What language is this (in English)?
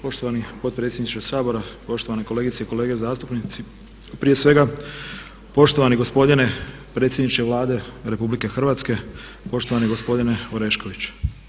Croatian